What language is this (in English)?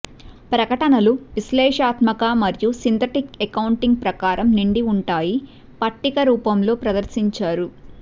Telugu